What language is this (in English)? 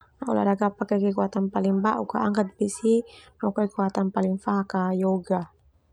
Termanu